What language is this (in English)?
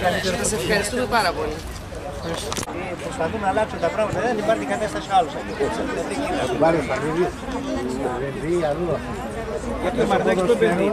Greek